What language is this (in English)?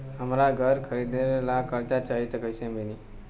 Bhojpuri